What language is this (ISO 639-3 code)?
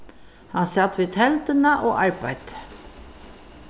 fao